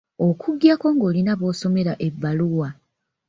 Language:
Ganda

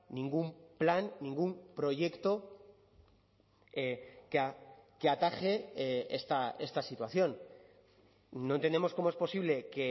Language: Spanish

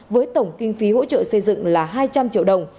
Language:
Vietnamese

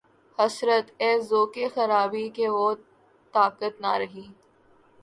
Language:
Urdu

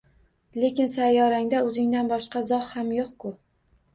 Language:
Uzbek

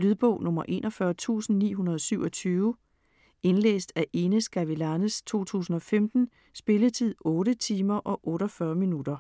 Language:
Danish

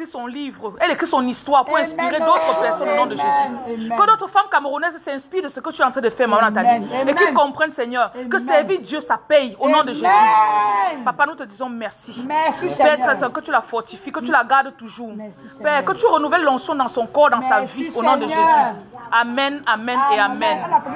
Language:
French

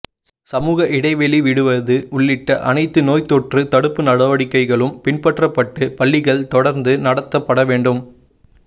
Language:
Tamil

